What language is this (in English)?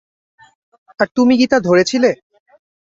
Bangla